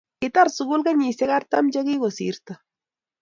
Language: Kalenjin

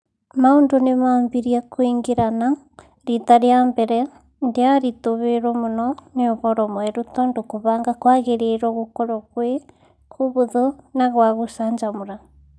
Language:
Kikuyu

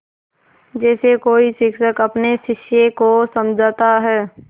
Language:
Hindi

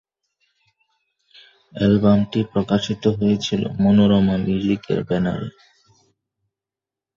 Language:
Bangla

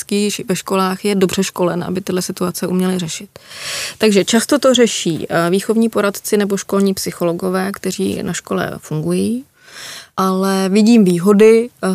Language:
Czech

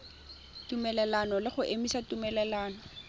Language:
Tswana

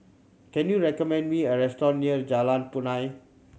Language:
English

